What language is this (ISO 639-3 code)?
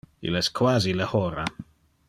ina